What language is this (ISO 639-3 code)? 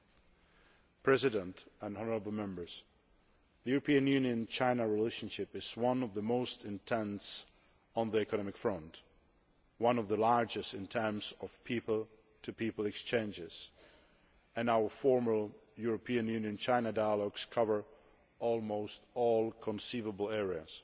eng